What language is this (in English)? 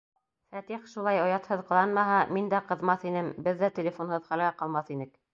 Bashkir